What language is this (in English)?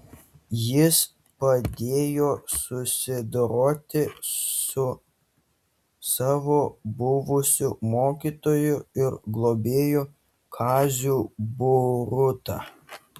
Lithuanian